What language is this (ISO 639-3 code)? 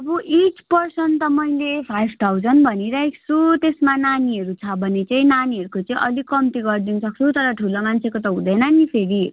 nep